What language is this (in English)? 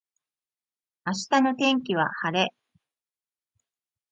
Japanese